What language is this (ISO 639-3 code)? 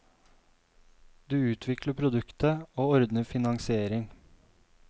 nor